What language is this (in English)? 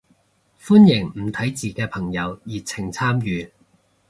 Cantonese